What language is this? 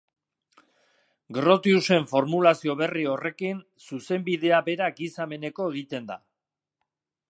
Basque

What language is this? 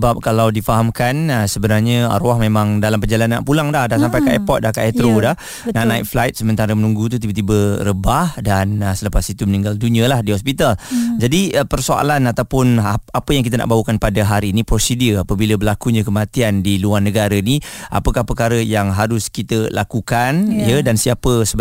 Malay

